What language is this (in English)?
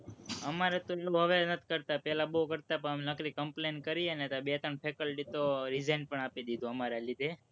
Gujarati